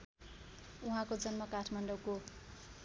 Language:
Nepali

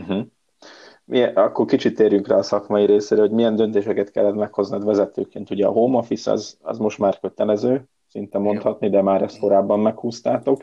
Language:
Hungarian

